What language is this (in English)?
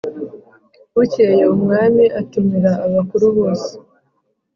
Kinyarwanda